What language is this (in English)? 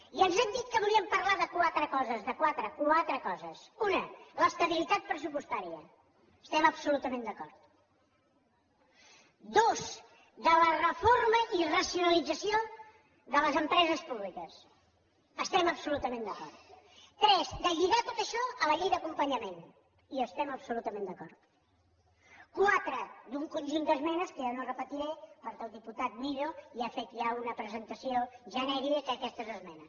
Catalan